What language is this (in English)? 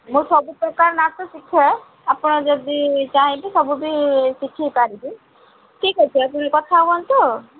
Odia